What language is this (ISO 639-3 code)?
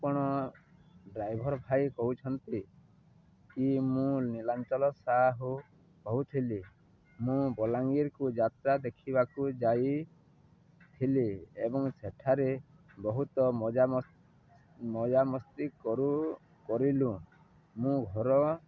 ori